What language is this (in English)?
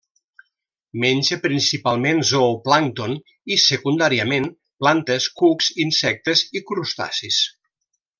Catalan